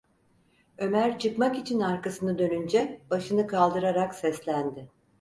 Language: Turkish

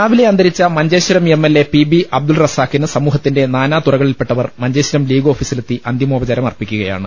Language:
Malayalam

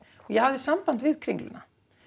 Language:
Icelandic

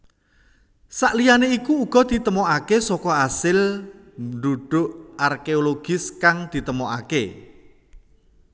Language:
Javanese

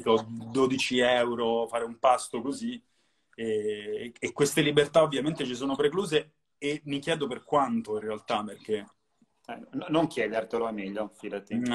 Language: Italian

